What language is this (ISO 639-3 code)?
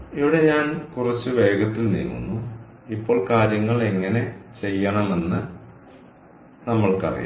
mal